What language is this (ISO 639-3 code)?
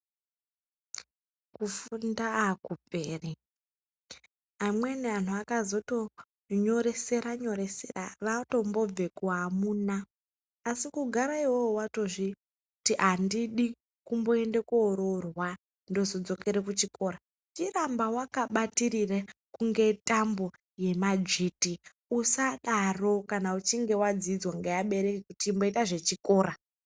ndc